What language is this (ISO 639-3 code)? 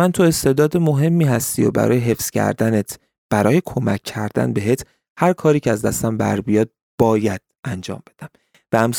fas